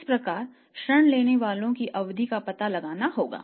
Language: Hindi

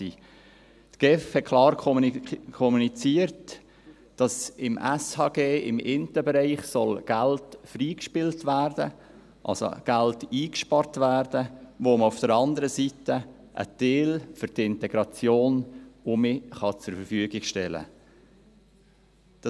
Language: Swiss German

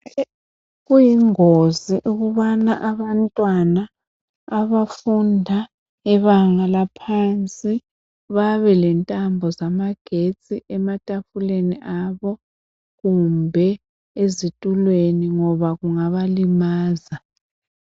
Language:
North Ndebele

